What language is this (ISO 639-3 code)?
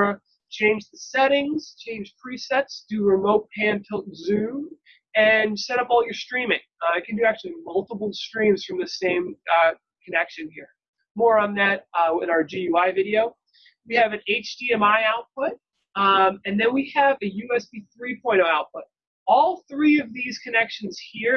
eng